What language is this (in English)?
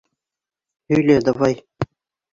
Bashkir